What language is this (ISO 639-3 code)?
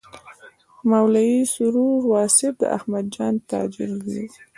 pus